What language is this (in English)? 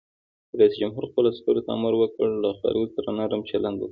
Pashto